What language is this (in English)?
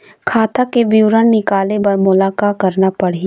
Chhattisgarhi